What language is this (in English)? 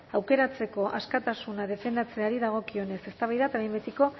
Basque